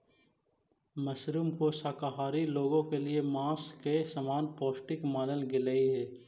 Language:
Magahi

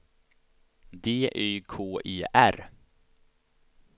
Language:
Swedish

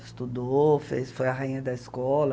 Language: Portuguese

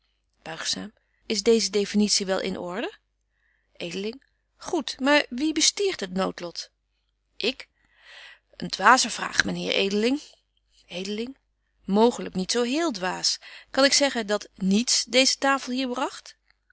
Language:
Dutch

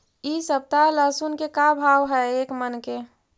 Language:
Magahi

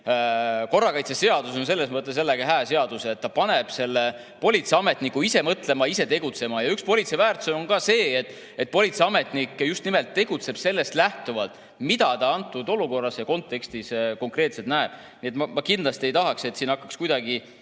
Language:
Estonian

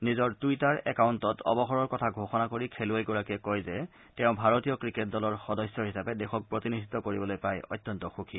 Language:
Assamese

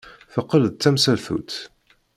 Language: Kabyle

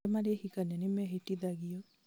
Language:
Kikuyu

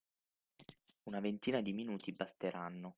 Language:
Italian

